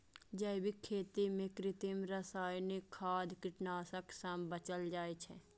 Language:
Maithili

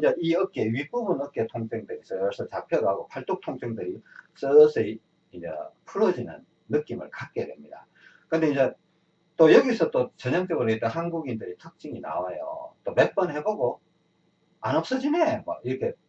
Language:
Korean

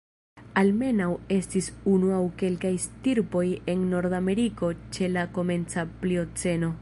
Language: Esperanto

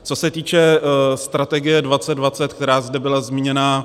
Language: Czech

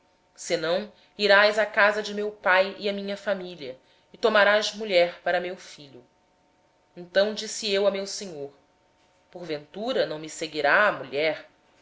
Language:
Portuguese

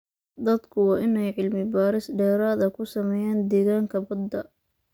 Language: Somali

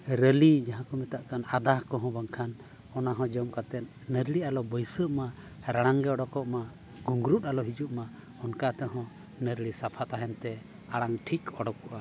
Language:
Santali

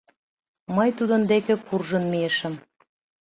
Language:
Mari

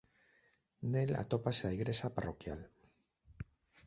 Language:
Galician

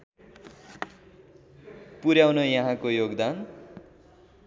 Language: Nepali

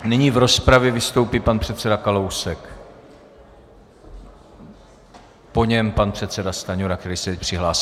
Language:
Czech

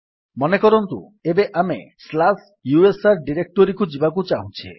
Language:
Odia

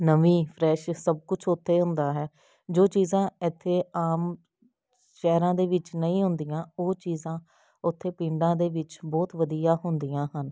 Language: Punjabi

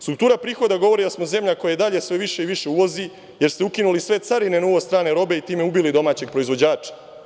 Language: Serbian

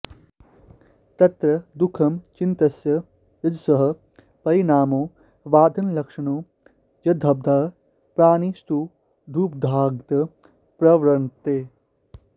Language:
Sanskrit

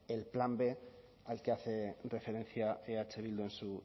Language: Spanish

